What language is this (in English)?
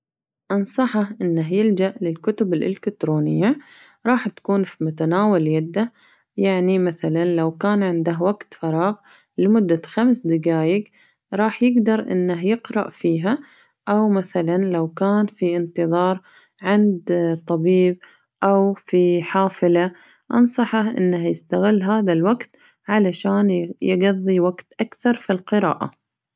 Najdi Arabic